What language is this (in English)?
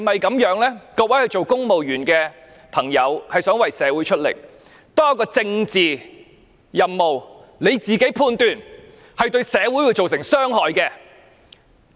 Cantonese